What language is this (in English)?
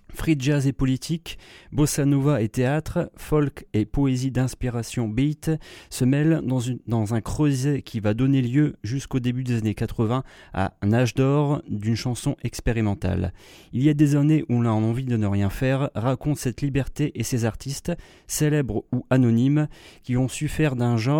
French